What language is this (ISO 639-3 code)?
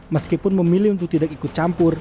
ind